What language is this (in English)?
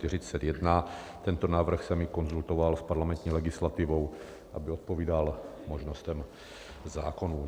Czech